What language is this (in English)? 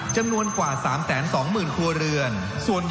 Thai